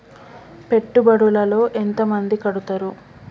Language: Telugu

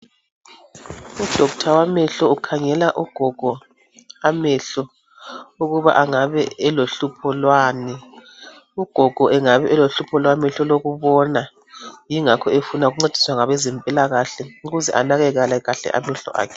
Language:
North Ndebele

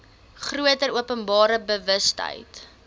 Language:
Afrikaans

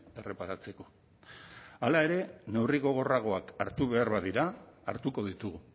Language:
Basque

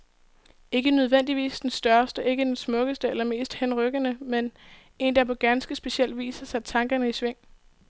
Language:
Danish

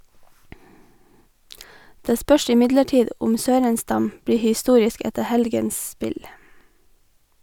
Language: Norwegian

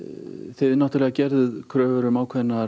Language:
Icelandic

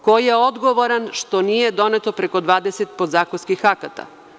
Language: Serbian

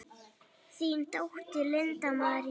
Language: Icelandic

